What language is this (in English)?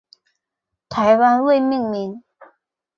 Chinese